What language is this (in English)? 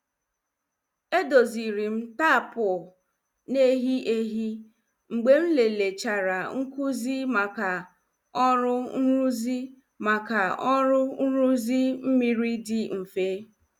Igbo